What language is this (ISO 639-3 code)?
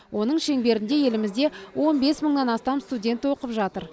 kaz